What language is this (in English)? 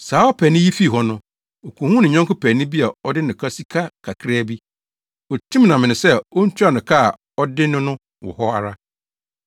Akan